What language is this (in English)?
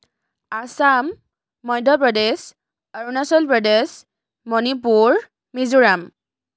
Assamese